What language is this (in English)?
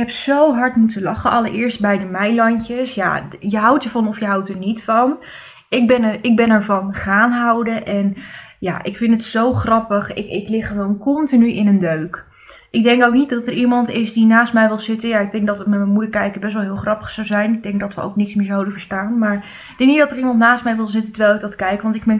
Dutch